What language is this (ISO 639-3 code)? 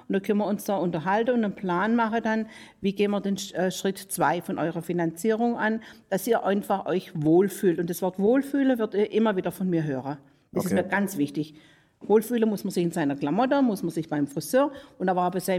deu